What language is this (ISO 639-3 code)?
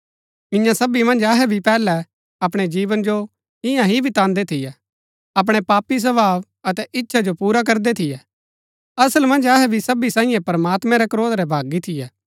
gbk